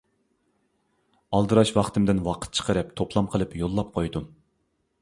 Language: Uyghur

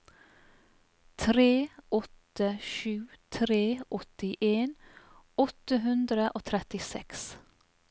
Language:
Norwegian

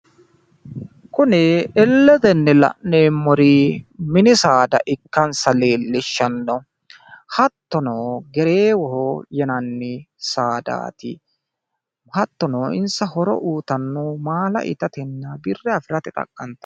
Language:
Sidamo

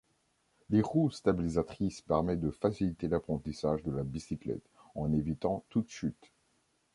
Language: French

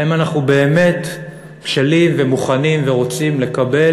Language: Hebrew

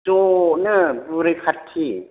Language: Bodo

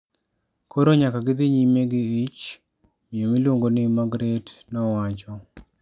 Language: Luo (Kenya and Tanzania)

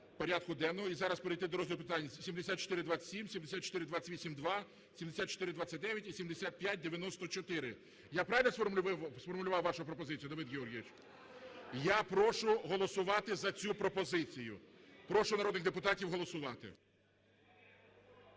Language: Ukrainian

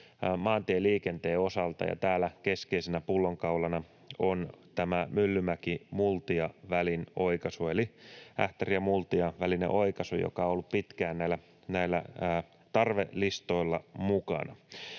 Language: Finnish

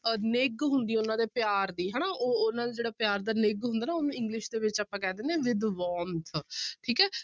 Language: Punjabi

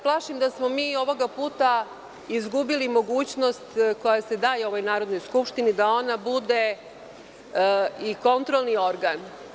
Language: Serbian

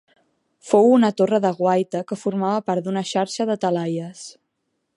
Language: Catalan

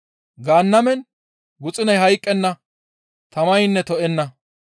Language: Gamo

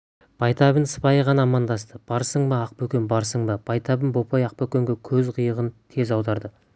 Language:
Kazakh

